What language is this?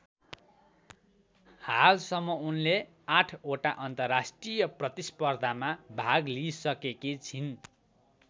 Nepali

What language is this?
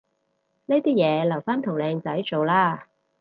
Cantonese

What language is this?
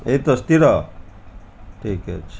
Odia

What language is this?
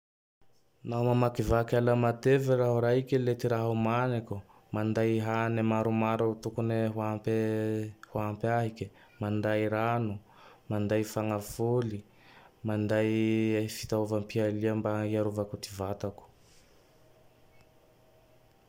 Tandroy-Mahafaly Malagasy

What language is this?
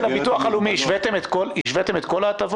Hebrew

